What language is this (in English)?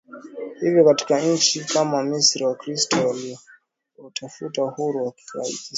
Swahili